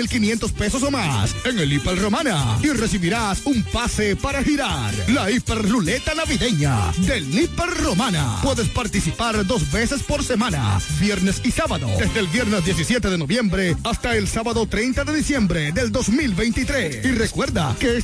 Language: Spanish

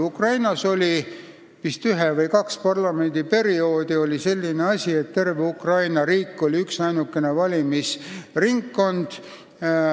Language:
Estonian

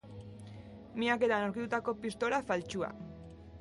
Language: Basque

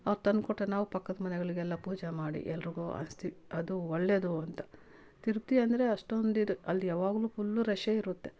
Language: Kannada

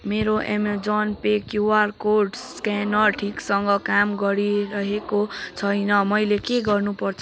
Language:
Nepali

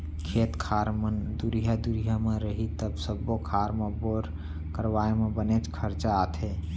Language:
Chhattisgarhi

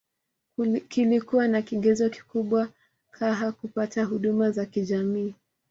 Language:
Swahili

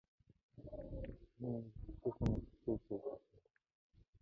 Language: Mongolian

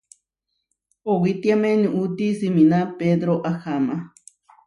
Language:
Huarijio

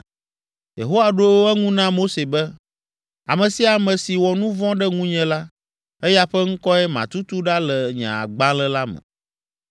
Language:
Ewe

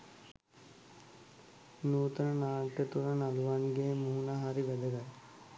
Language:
Sinhala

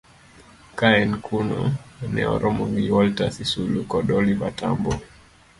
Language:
Luo (Kenya and Tanzania)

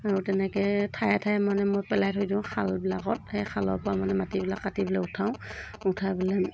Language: Assamese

